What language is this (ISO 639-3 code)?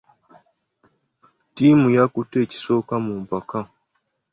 lug